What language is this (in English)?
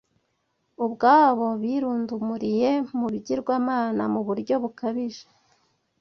Kinyarwanda